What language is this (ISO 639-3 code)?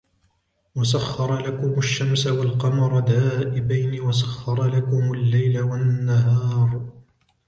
ara